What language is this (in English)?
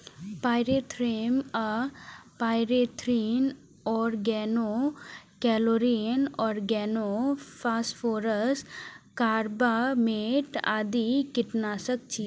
Maithili